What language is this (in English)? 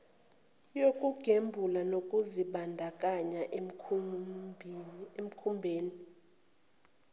Zulu